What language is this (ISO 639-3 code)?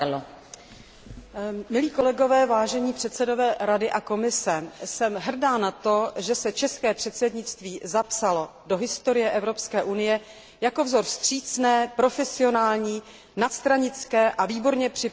ces